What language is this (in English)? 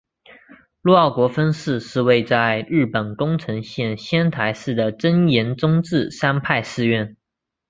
Chinese